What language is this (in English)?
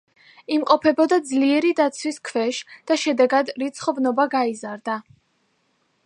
Georgian